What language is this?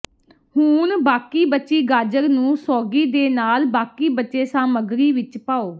Punjabi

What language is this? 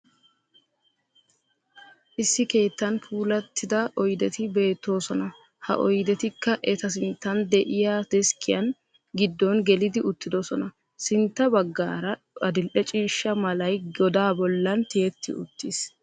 Wolaytta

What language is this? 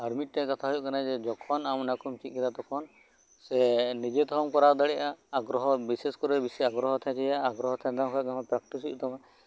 Santali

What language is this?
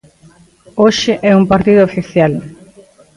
Galician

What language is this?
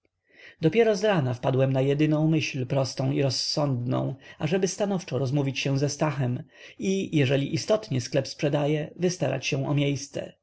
Polish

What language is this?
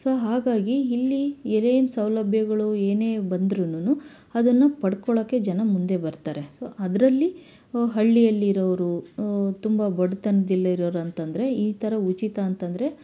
Kannada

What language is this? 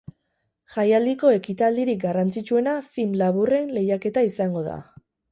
Basque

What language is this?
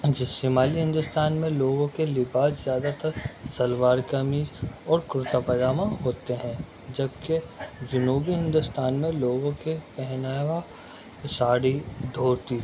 Urdu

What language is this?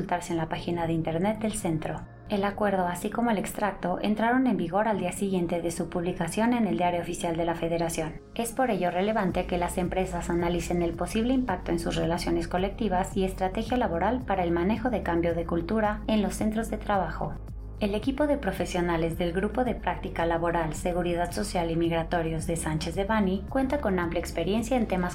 Spanish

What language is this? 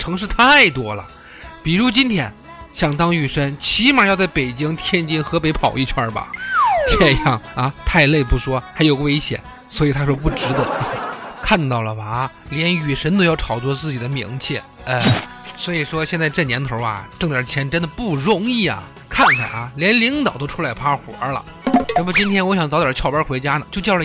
Chinese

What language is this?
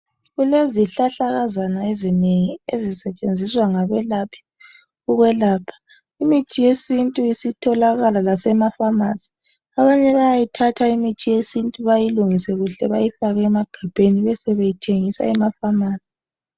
North Ndebele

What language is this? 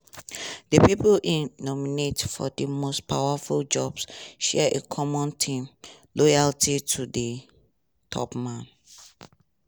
Nigerian Pidgin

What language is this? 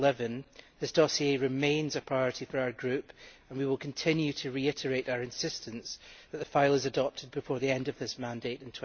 English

